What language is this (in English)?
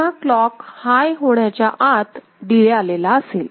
Marathi